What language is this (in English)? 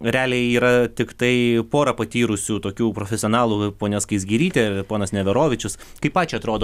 Lithuanian